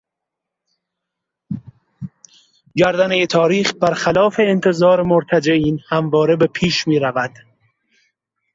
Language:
Persian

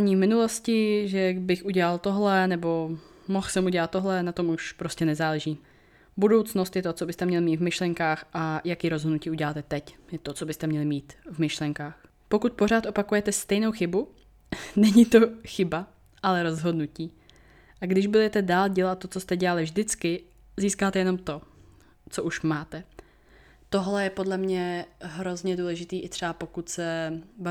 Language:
Czech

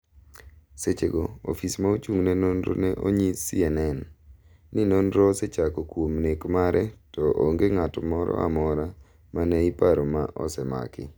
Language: Luo (Kenya and Tanzania)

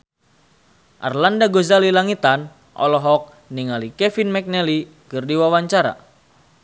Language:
Sundanese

